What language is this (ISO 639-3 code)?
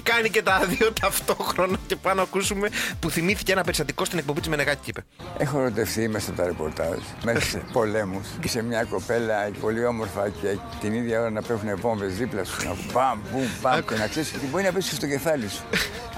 ell